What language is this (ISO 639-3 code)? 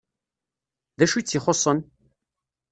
kab